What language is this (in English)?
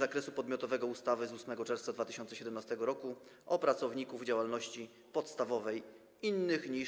Polish